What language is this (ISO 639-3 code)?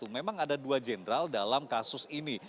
ind